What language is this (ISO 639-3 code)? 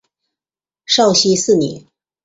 zho